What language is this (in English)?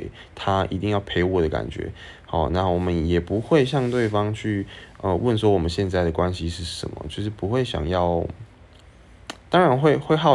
Chinese